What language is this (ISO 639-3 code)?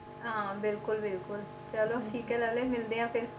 pan